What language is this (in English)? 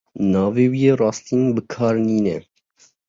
Kurdish